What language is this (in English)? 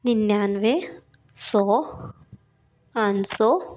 Hindi